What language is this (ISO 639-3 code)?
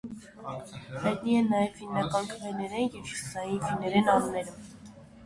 hye